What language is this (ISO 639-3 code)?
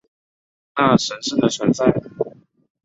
zho